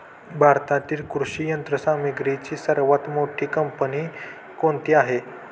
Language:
Marathi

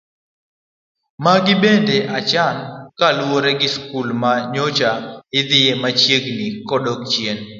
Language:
Luo (Kenya and Tanzania)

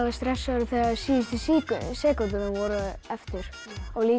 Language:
Icelandic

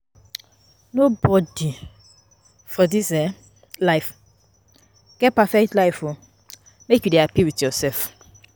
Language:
Nigerian Pidgin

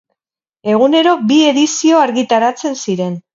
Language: Basque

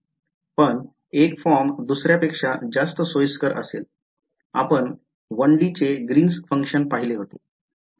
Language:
Marathi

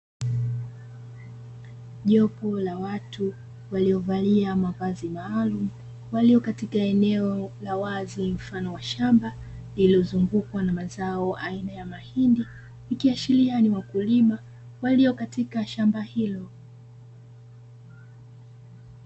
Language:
Swahili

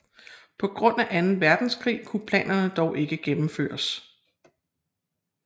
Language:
Danish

